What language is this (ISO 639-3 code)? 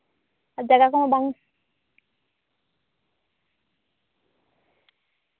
sat